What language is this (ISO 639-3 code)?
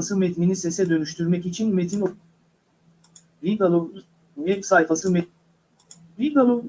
tur